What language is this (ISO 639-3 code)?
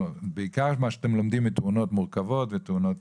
heb